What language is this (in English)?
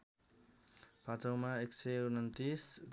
Nepali